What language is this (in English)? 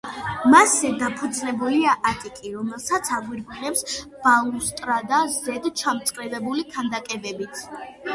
Georgian